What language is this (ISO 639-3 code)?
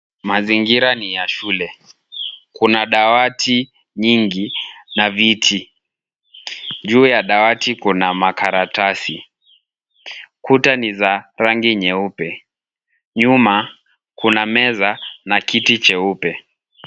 swa